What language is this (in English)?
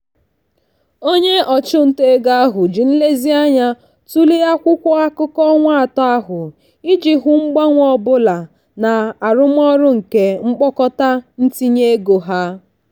Igbo